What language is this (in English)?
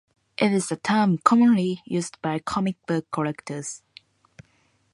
English